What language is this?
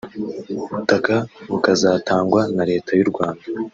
Kinyarwanda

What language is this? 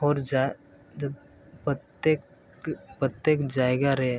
Santali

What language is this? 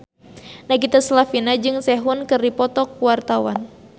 Sundanese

